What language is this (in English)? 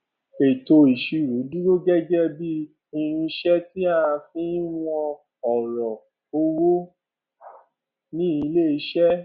Yoruba